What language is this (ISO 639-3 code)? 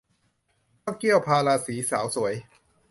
tha